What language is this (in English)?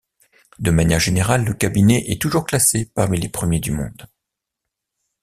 French